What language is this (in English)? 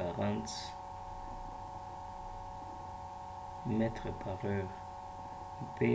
Lingala